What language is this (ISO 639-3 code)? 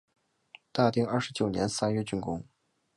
zho